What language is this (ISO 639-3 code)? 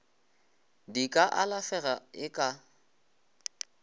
nso